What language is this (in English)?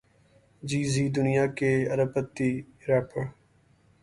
Urdu